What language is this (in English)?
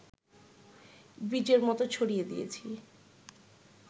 Bangla